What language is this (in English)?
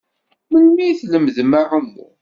Kabyle